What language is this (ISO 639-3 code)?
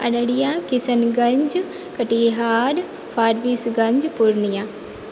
mai